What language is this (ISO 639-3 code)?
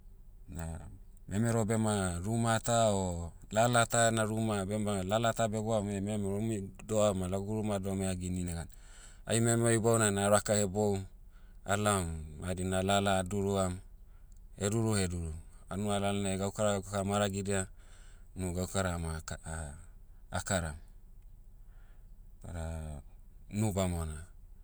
meu